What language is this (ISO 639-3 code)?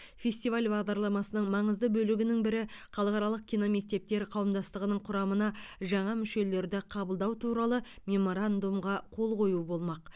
kaz